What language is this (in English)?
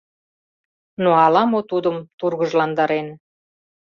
Mari